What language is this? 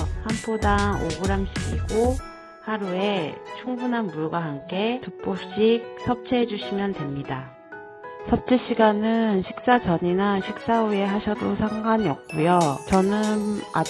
Korean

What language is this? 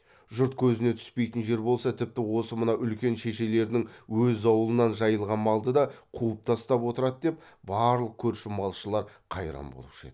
Kazakh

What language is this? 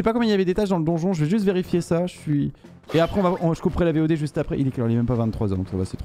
French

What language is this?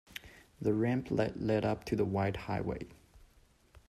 English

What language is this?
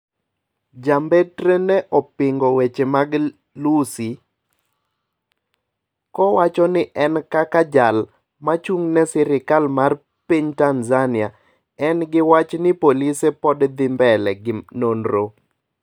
Luo (Kenya and Tanzania)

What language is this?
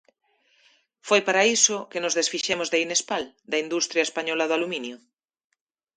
Galician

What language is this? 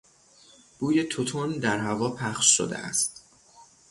Persian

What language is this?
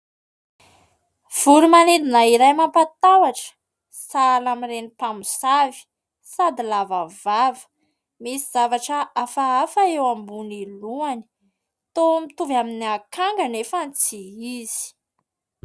Malagasy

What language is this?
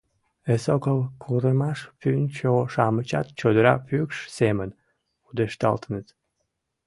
Mari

